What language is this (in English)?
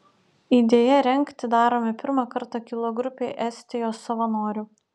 Lithuanian